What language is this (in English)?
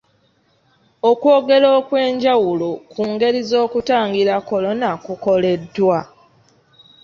Ganda